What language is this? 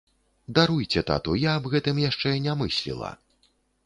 Belarusian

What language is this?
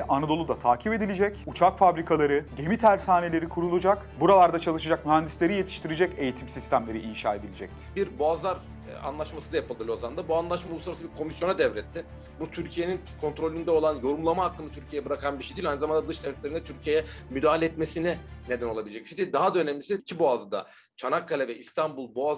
Turkish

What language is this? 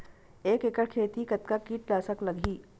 Chhattisgarhi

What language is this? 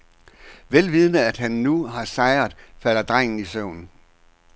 Danish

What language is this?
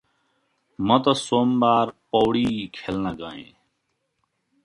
Nepali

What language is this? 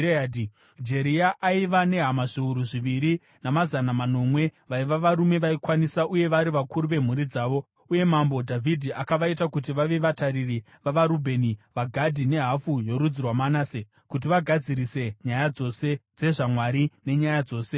Shona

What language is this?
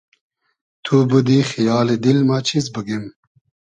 Hazaragi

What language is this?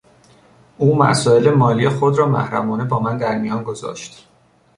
Persian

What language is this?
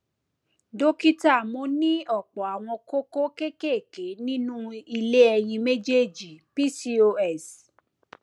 Yoruba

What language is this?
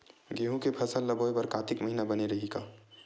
Chhattisgarhi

